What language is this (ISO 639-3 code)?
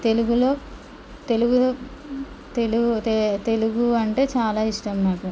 tel